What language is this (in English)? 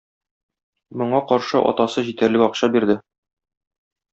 Tatar